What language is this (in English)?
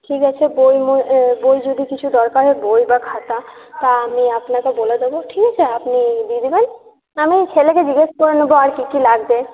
Bangla